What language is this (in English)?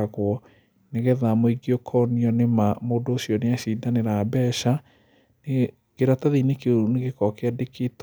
Kikuyu